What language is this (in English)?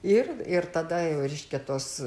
Lithuanian